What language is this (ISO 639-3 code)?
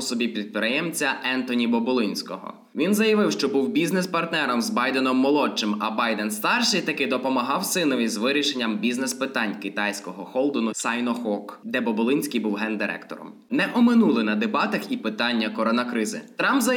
ukr